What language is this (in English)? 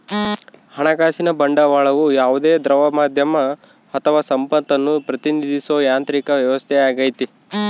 Kannada